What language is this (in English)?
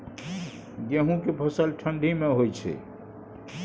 Maithili